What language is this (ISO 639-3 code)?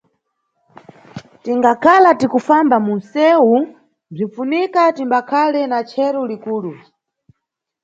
nyu